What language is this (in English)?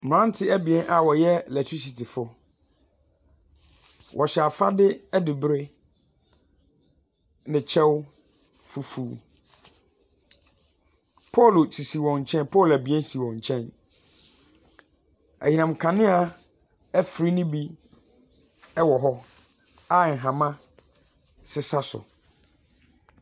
Akan